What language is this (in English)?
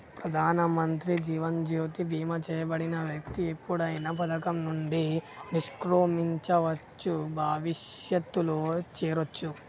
Telugu